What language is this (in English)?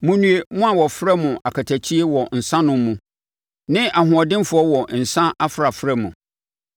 Akan